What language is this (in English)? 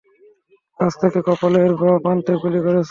Bangla